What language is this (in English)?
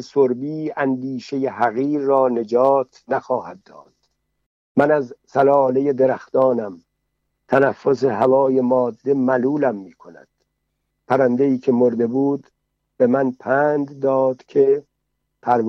Persian